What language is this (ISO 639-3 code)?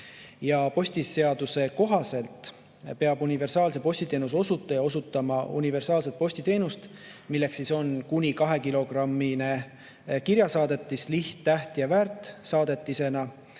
est